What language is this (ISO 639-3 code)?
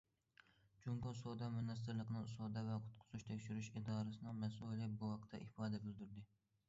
uig